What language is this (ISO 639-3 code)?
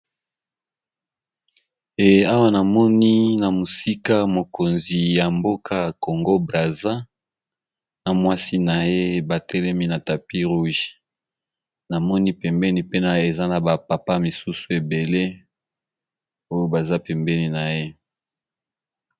lin